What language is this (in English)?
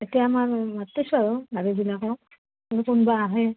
Assamese